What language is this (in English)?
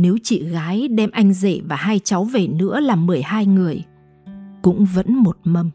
Vietnamese